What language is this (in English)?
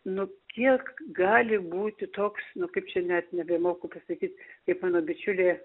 Lithuanian